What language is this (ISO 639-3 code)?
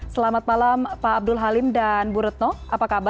ind